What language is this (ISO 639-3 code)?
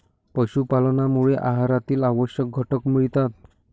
mar